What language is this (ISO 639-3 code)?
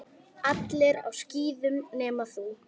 isl